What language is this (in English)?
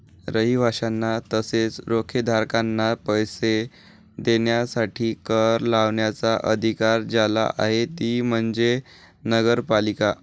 Marathi